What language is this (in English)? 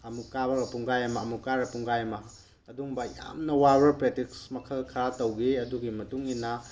Manipuri